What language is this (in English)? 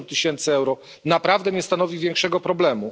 Polish